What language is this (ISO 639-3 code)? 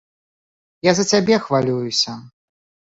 bel